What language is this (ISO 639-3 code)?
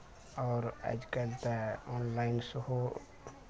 mai